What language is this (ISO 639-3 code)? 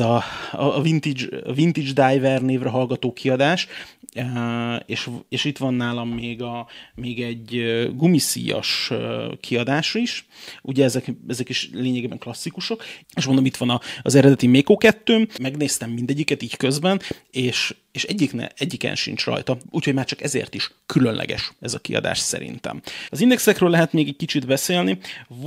hun